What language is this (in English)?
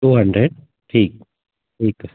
Sindhi